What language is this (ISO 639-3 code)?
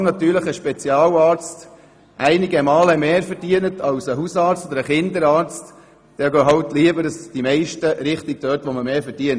gsw